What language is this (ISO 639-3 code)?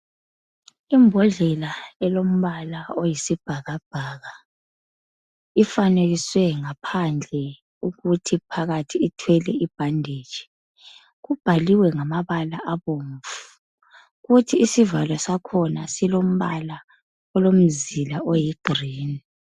nde